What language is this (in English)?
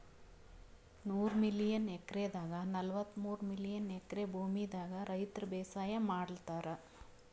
Kannada